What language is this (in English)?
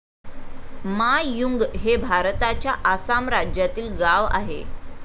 Marathi